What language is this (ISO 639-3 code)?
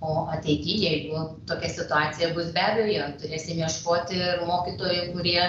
lit